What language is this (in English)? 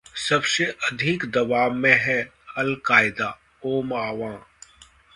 Hindi